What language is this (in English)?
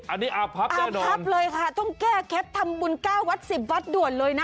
Thai